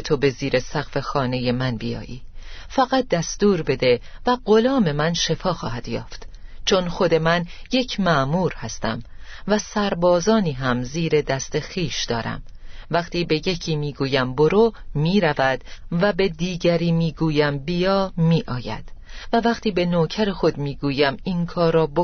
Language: Persian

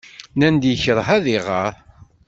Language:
Kabyle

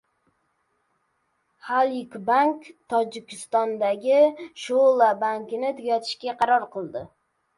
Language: Uzbek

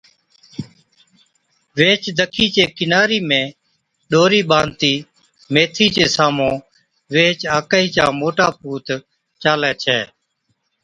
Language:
Od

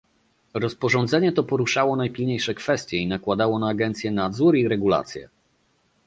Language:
Polish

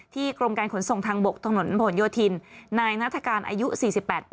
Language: Thai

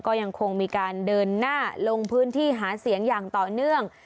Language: Thai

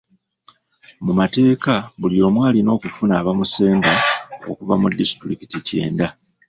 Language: Ganda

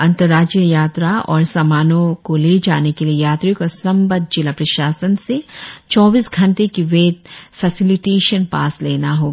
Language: Hindi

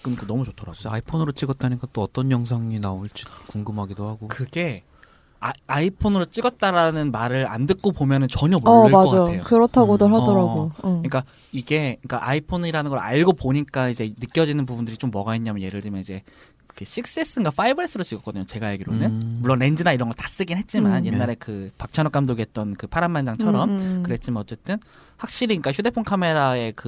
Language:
Korean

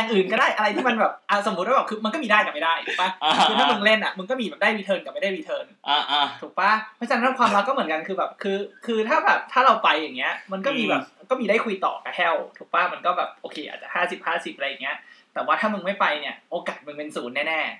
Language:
Thai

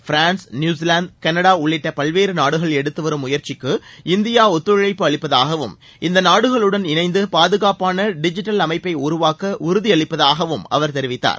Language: Tamil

